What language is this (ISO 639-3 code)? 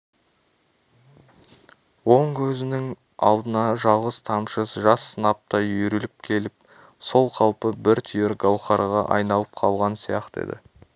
kaz